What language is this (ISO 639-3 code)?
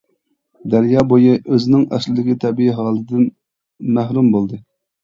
uig